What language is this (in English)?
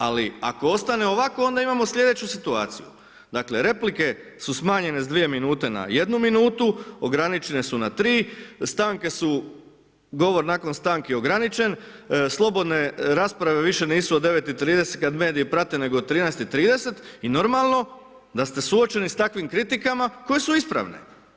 Croatian